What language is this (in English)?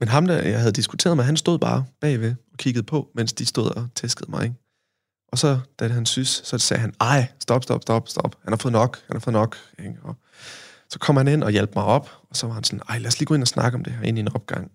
Danish